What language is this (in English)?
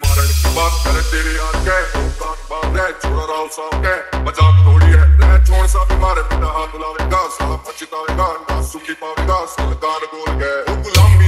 Romanian